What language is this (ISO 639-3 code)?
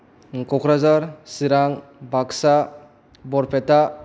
brx